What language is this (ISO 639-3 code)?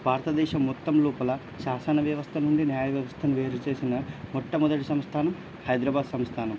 tel